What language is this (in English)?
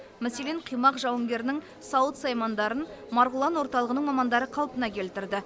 Kazakh